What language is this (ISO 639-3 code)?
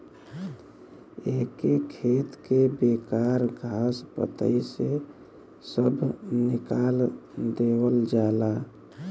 bho